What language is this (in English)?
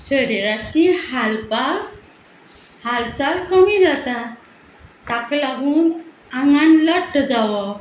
Konkani